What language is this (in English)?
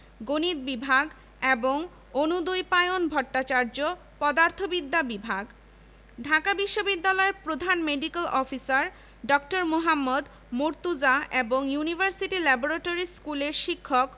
Bangla